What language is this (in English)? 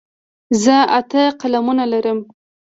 Pashto